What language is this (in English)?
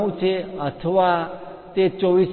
Gujarati